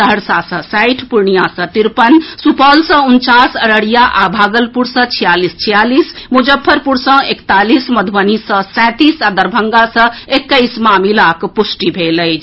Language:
Maithili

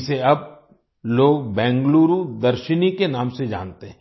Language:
Hindi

